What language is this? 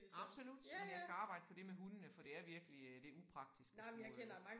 Danish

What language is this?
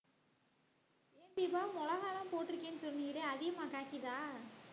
Tamil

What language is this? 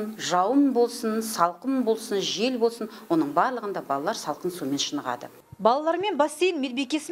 Russian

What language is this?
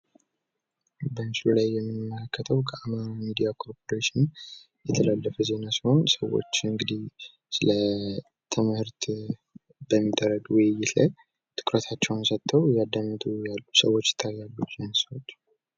Amharic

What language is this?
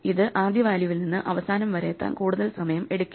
Malayalam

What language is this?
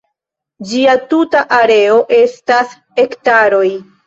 Esperanto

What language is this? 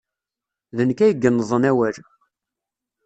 Kabyle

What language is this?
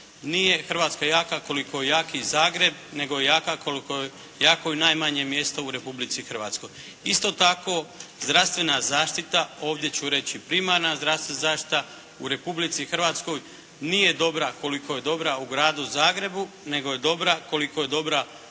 Croatian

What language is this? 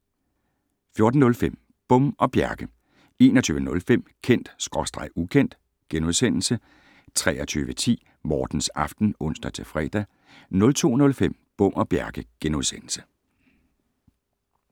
Danish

